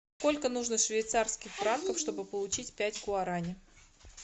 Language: Russian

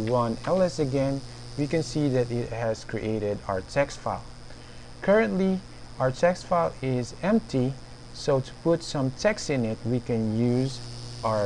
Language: English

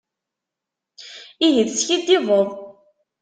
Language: Kabyle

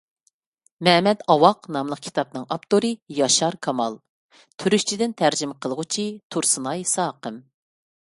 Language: Uyghur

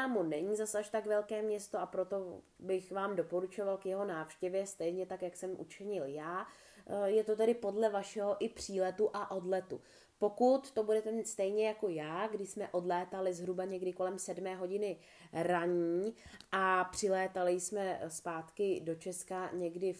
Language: Czech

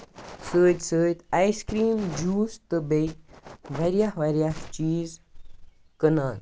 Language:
Kashmiri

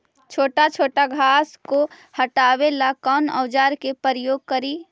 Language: Magahi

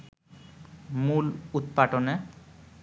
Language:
Bangla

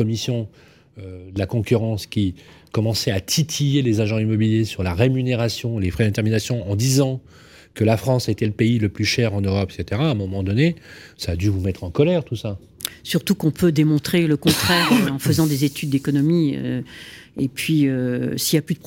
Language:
French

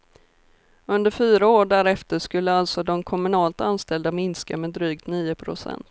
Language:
Swedish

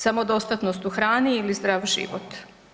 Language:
Croatian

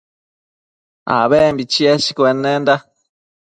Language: Matsés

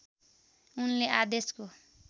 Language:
Nepali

